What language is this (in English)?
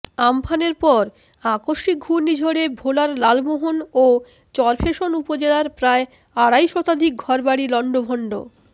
Bangla